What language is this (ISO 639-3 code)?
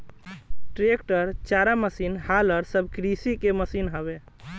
bho